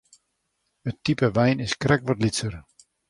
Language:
Western Frisian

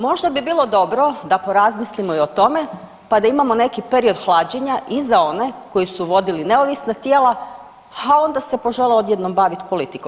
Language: Croatian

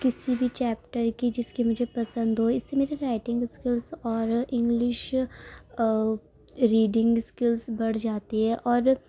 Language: Urdu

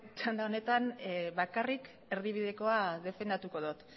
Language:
Basque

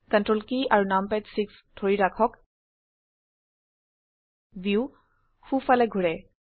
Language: Assamese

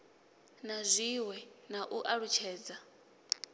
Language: Venda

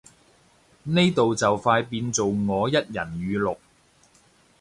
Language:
Cantonese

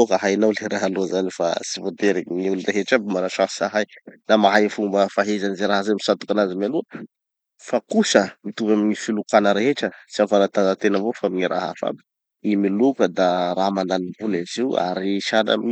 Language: Tanosy Malagasy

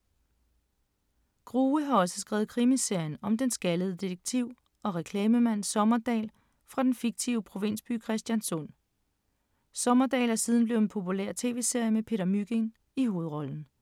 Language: Danish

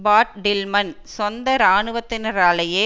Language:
Tamil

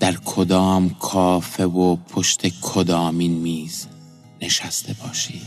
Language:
Persian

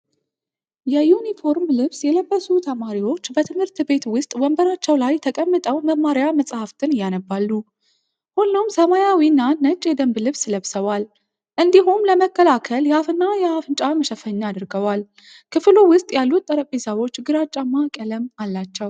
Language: Amharic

